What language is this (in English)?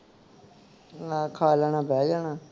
Punjabi